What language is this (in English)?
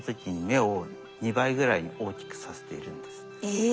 Japanese